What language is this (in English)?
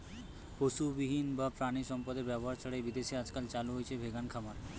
Bangla